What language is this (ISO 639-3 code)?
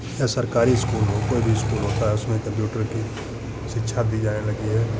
hin